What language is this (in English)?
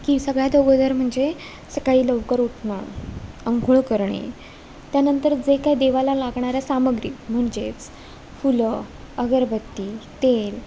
Marathi